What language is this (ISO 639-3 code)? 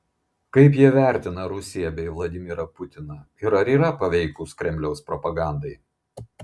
lit